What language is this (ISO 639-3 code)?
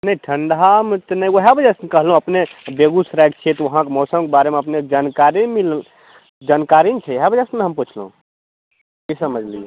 mai